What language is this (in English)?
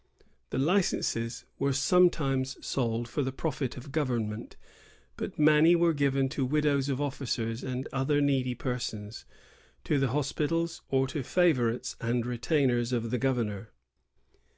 English